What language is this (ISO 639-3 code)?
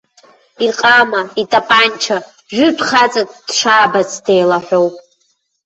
abk